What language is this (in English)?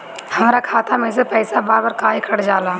Bhojpuri